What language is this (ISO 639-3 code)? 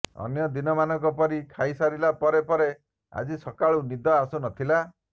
ori